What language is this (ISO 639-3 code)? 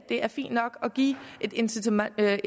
dan